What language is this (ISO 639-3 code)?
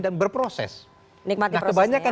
ind